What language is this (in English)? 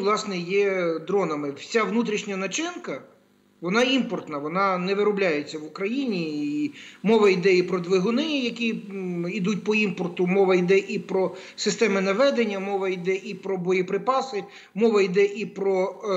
Ukrainian